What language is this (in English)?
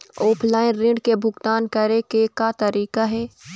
Chhattisgarhi